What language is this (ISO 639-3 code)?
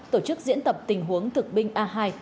vie